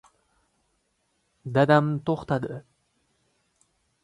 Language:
Uzbek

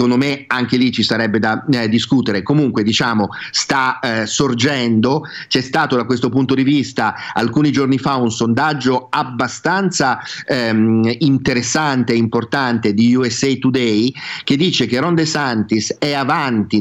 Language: Italian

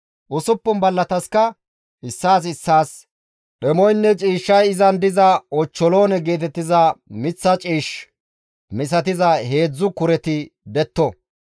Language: Gamo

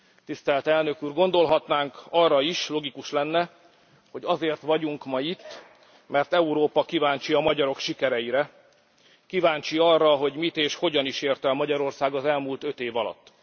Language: Hungarian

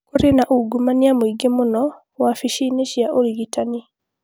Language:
Kikuyu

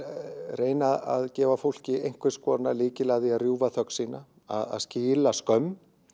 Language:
Icelandic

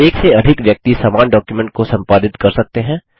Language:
Hindi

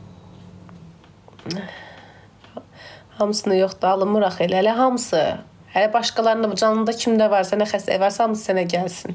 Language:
Turkish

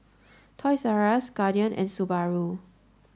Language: English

